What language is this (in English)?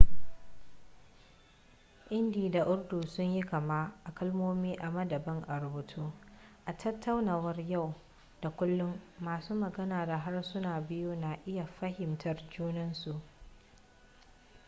Hausa